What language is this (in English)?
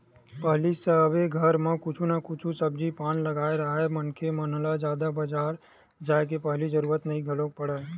Chhattisgarhi